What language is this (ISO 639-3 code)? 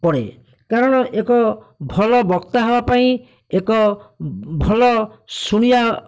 ori